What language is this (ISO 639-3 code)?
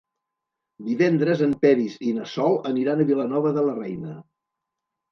cat